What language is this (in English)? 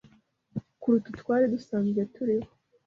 Kinyarwanda